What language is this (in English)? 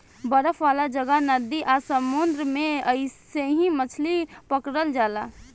Bhojpuri